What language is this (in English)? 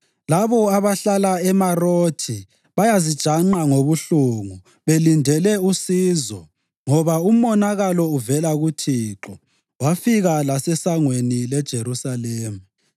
North Ndebele